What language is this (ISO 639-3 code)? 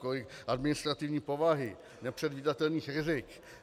ces